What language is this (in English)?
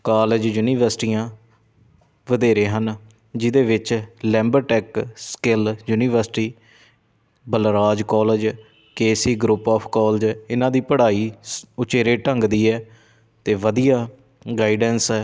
Punjabi